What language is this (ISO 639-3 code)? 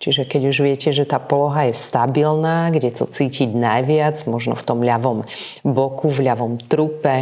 slk